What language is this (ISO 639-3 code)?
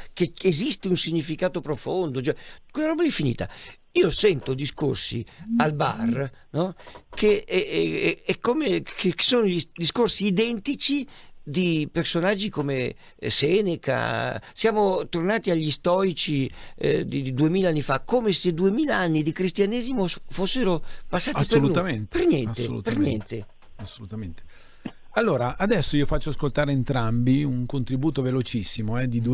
ita